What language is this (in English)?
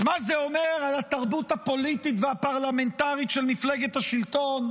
Hebrew